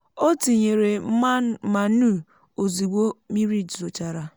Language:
Igbo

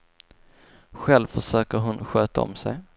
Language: Swedish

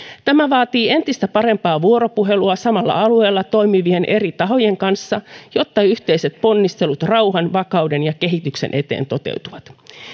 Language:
Finnish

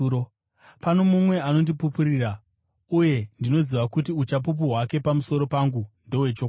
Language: Shona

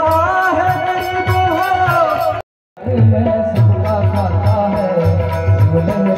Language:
Gujarati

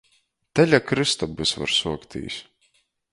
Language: Latgalian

